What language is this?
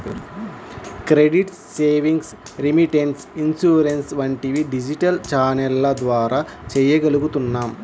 Telugu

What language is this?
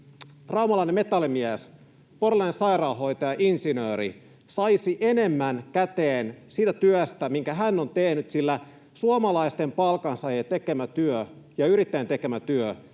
Finnish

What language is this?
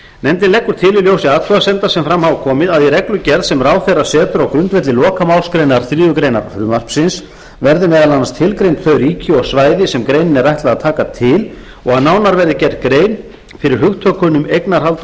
Icelandic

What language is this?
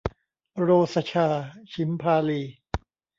Thai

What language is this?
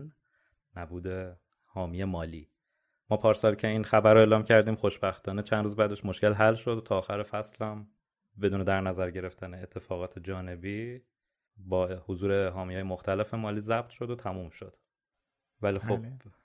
Persian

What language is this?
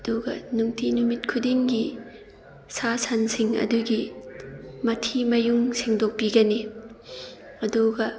Manipuri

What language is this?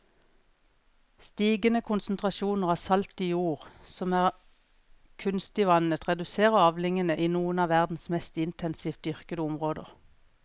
Norwegian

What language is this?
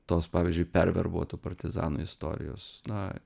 Lithuanian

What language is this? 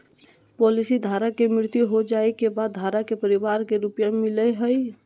Magahi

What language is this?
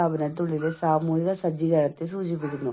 Malayalam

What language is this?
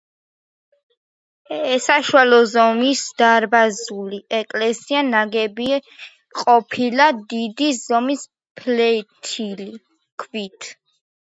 Georgian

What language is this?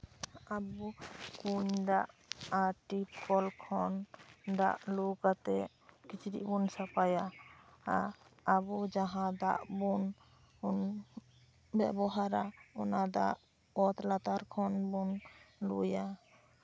Santali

